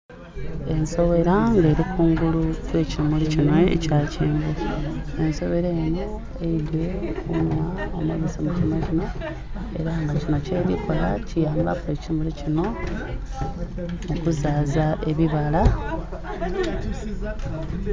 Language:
Soga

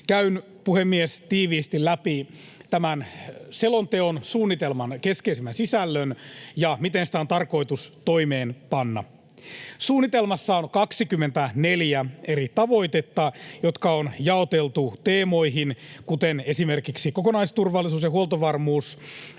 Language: Finnish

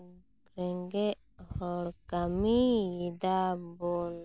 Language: Santali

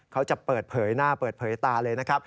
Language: Thai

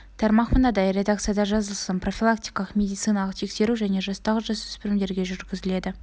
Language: Kazakh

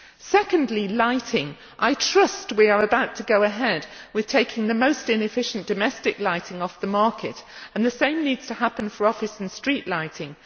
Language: English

